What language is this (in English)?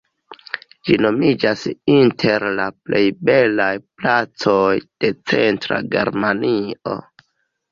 Esperanto